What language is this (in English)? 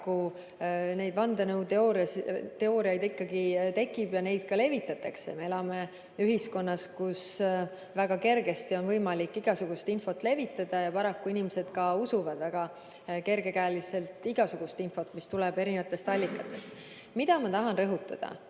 Estonian